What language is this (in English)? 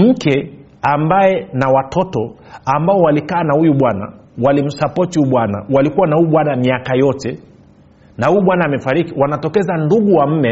Swahili